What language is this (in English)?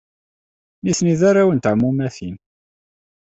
Kabyle